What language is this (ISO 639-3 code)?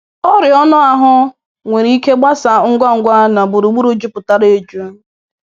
ibo